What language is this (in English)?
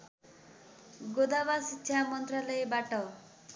Nepali